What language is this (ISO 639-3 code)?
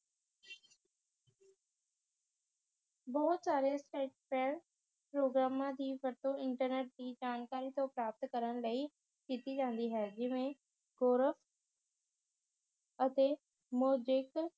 pan